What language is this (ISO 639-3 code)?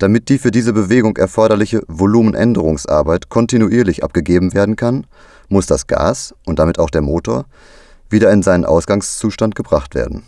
deu